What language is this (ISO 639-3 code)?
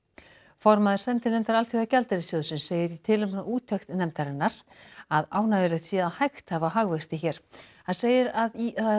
isl